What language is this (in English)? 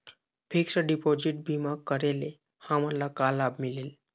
Chhattisgarhi